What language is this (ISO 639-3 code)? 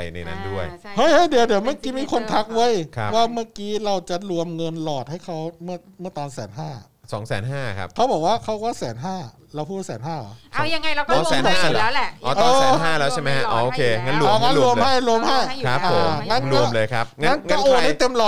tha